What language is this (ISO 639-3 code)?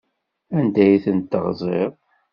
kab